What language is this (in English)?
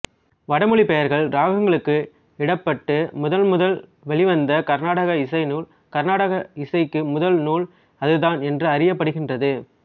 Tamil